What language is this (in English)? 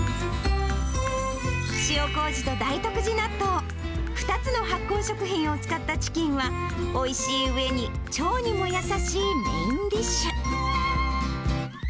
Japanese